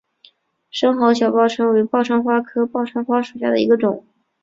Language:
Chinese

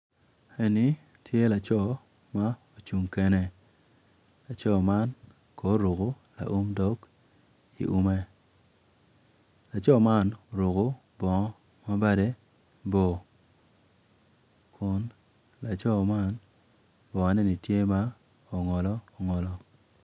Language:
Acoli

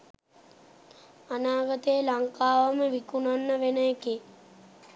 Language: Sinhala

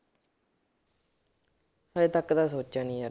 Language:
Punjabi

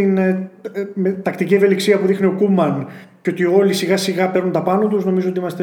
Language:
Greek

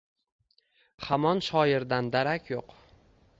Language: Uzbek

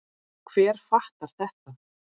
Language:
Icelandic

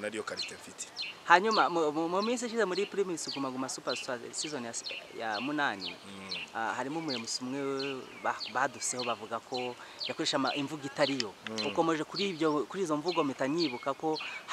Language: French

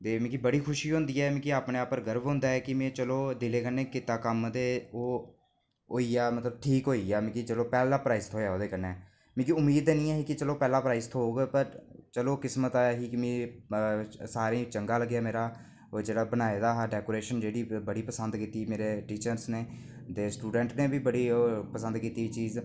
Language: Dogri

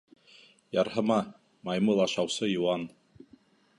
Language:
Bashkir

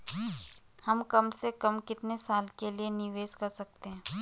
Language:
Hindi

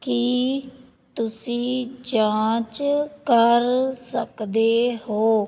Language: Punjabi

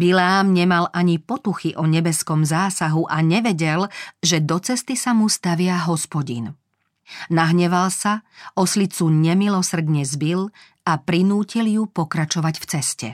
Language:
Slovak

